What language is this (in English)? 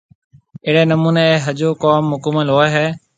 Marwari (Pakistan)